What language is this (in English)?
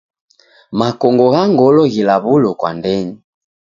Taita